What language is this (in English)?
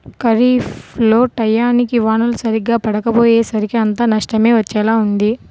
Telugu